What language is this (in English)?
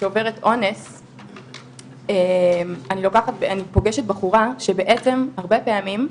Hebrew